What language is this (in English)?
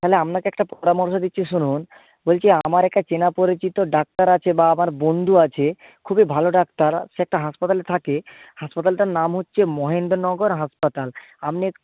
Bangla